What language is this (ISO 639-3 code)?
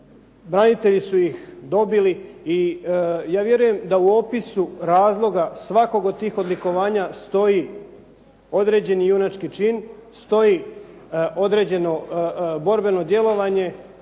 hrv